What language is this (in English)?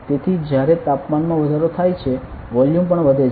Gujarati